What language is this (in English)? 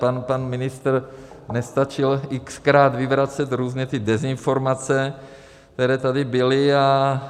Czech